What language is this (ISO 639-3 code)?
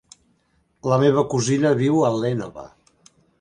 cat